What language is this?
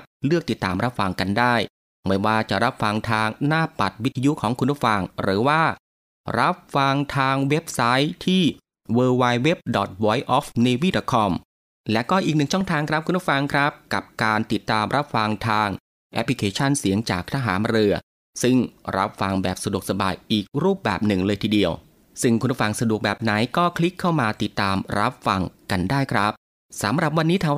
Thai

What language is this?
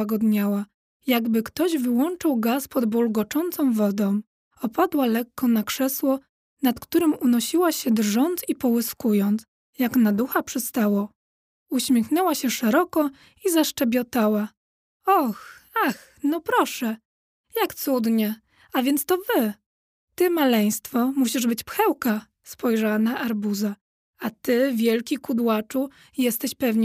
Polish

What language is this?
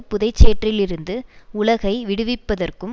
Tamil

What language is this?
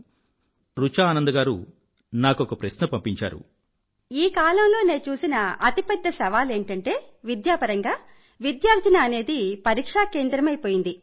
Telugu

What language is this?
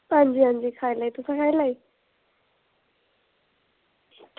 Dogri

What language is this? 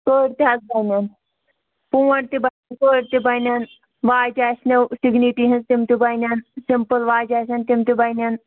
Kashmiri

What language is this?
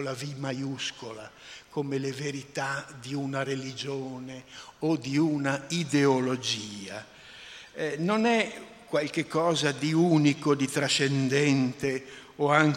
Italian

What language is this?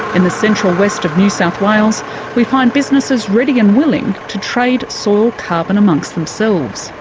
English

